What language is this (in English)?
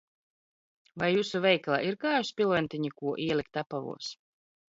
Latvian